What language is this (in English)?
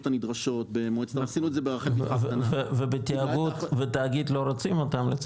Hebrew